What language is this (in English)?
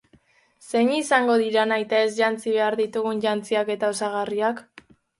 Basque